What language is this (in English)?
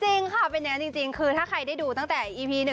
Thai